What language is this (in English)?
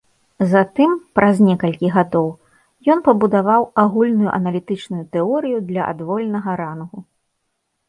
Belarusian